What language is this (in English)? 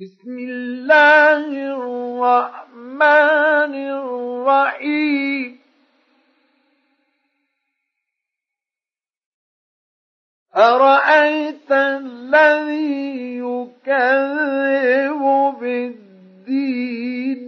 Arabic